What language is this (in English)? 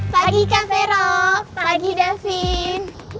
Indonesian